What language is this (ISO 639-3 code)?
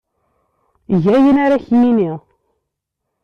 kab